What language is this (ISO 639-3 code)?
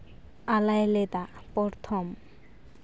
sat